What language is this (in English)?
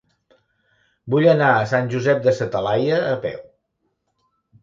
Catalan